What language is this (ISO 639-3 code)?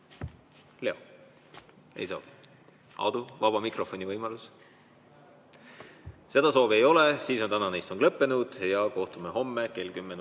est